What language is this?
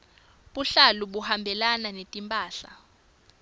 Swati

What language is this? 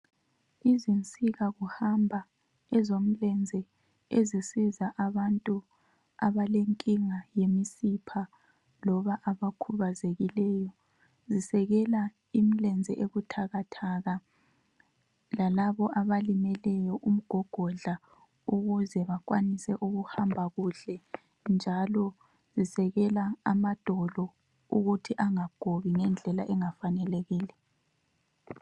North Ndebele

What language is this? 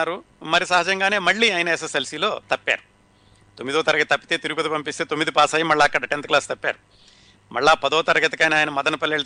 Telugu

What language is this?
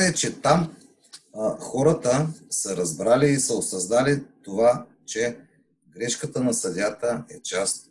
Bulgarian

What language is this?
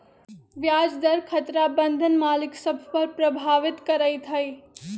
Magahi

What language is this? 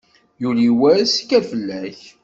Kabyle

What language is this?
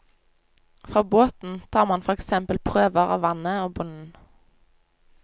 Norwegian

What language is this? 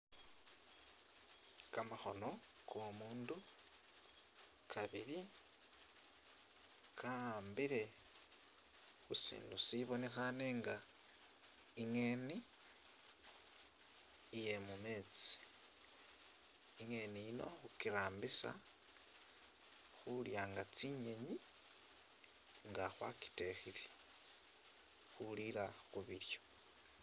Masaaba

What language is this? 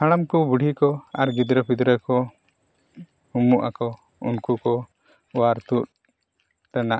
Santali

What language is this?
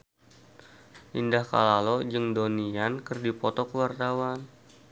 Sundanese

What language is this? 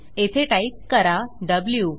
Marathi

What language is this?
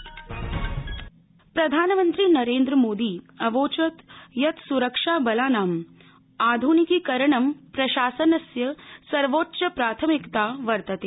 Sanskrit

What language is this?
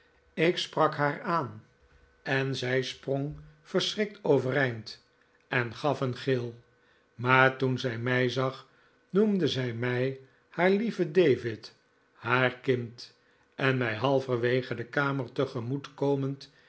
Dutch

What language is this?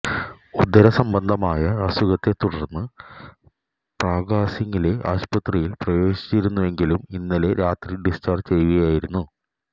Malayalam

